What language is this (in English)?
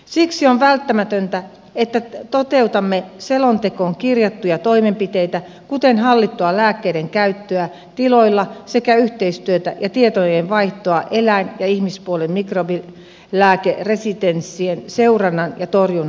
Finnish